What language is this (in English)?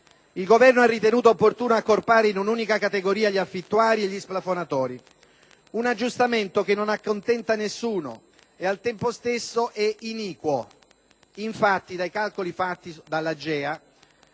Italian